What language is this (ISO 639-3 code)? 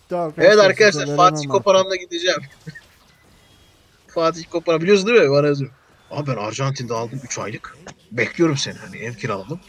tur